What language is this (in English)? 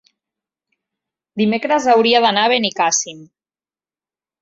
Catalan